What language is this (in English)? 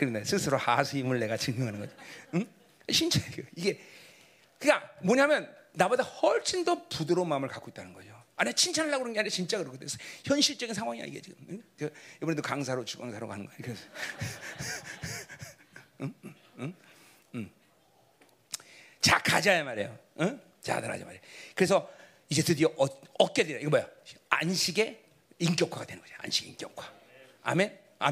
Korean